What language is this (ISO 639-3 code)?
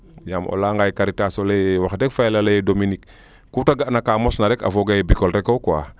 srr